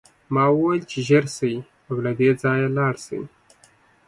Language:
Pashto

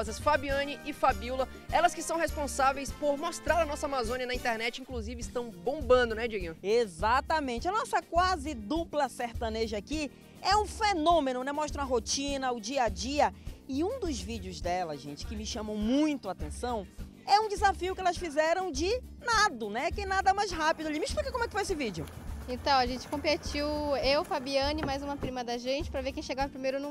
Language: Portuguese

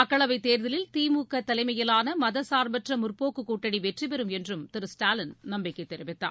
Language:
Tamil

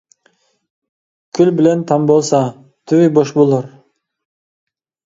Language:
Uyghur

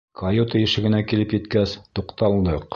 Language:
Bashkir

